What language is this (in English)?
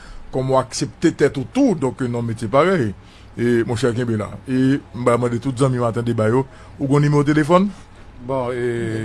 French